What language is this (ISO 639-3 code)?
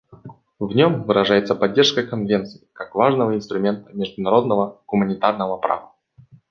rus